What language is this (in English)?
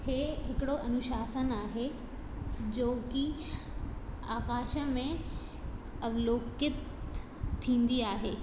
Sindhi